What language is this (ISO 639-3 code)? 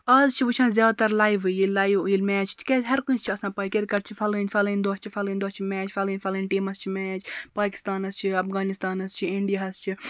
kas